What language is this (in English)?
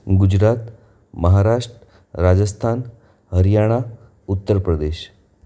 Gujarati